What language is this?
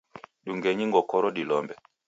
Taita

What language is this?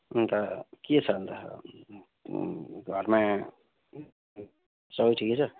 Nepali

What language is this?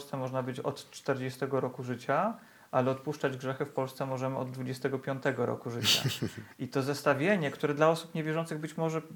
Polish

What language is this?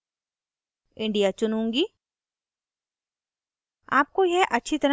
Hindi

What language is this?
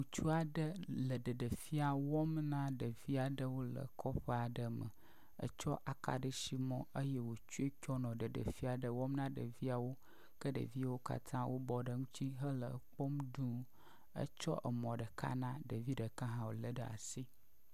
Ewe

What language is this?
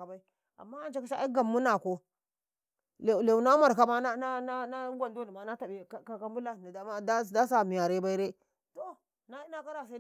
Karekare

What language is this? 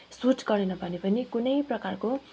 Nepali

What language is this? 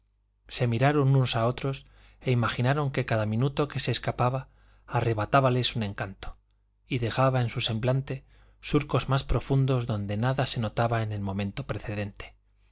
Spanish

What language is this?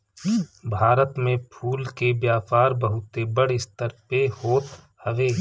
Bhojpuri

